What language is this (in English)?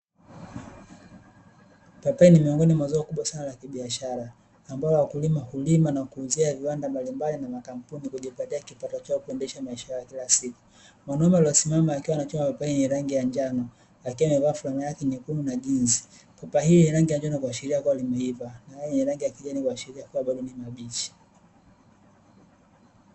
Swahili